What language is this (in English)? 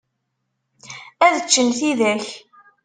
Kabyle